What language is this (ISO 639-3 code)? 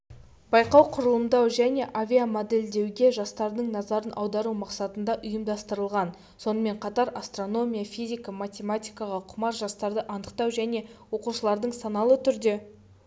kaz